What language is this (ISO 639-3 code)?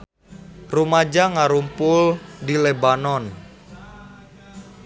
sun